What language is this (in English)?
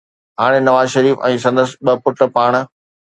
Sindhi